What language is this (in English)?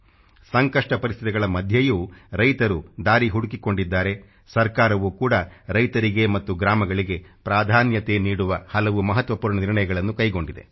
Kannada